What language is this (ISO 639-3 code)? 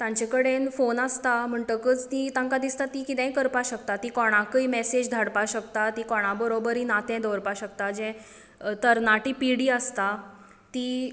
kok